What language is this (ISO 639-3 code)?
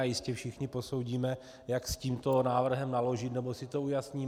ces